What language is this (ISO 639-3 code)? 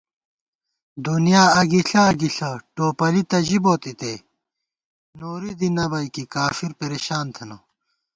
gwt